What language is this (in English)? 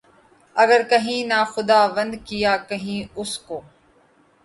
Urdu